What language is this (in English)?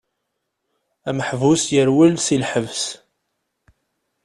Kabyle